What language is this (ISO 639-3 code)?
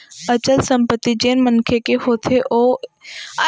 hne